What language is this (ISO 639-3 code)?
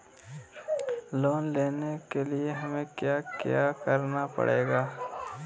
mag